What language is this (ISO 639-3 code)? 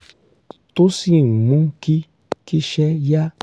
yor